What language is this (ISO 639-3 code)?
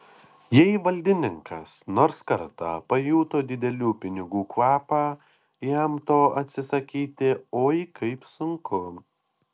lit